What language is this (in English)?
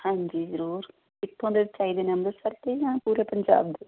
Punjabi